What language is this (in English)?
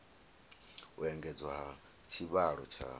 Venda